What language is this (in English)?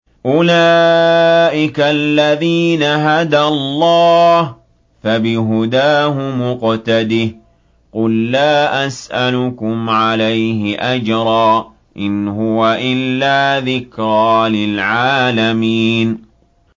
Arabic